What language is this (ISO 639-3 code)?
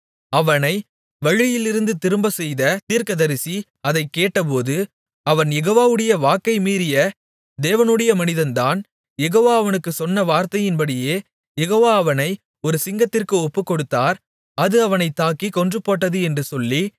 tam